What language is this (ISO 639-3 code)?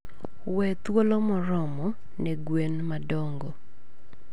luo